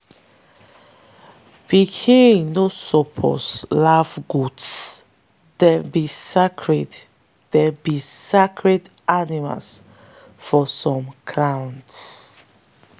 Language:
Nigerian Pidgin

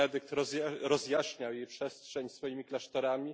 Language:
Polish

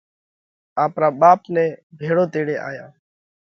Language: Parkari Koli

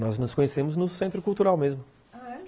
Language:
Portuguese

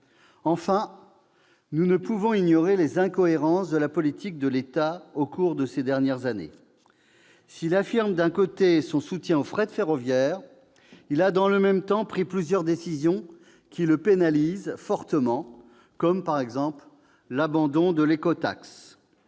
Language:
French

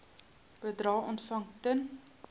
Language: Afrikaans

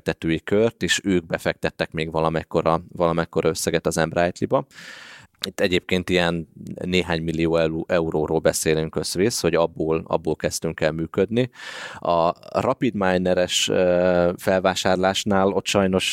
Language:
Hungarian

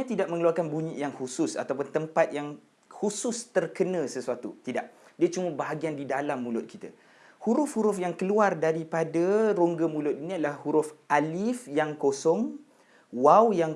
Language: Malay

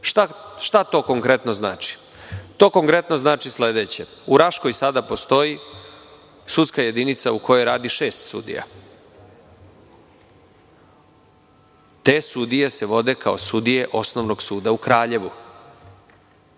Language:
Serbian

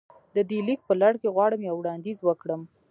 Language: Pashto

